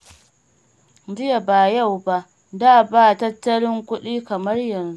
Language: Hausa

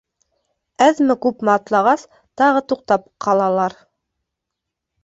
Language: Bashkir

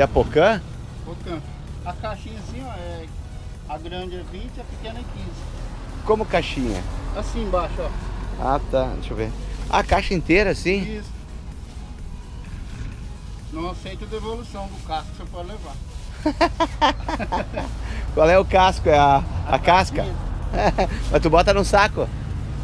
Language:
Portuguese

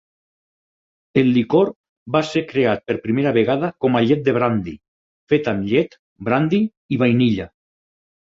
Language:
Catalan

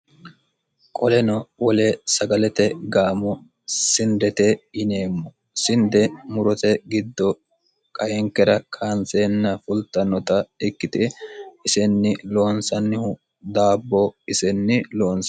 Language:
Sidamo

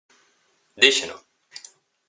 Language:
Galician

